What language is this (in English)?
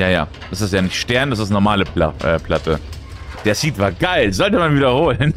German